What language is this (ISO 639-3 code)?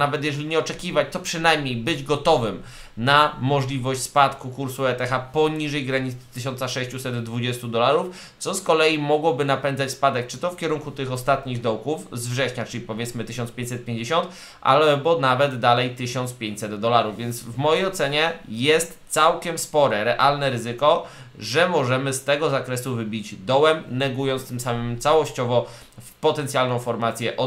pol